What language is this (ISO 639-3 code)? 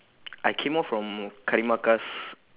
eng